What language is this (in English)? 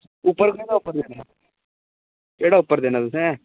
Dogri